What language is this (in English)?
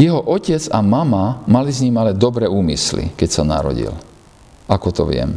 Slovak